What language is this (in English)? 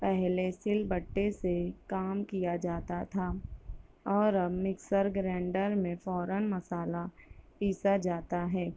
Urdu